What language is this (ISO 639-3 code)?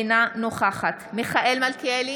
heb